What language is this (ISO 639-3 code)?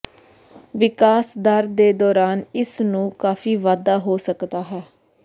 pan